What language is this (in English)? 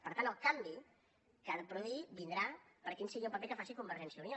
Catalan